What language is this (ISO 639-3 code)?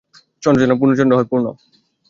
ben